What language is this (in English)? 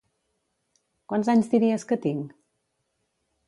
Catalan